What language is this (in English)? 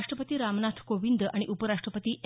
Marathi